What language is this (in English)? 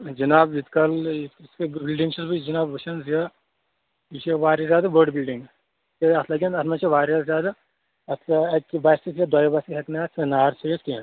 Kashmiri